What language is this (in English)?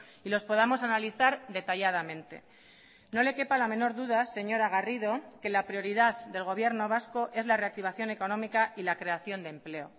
Spanish